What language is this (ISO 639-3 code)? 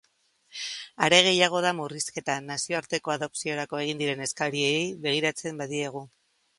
eus